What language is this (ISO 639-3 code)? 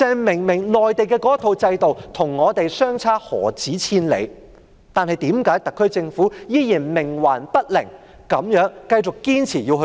yue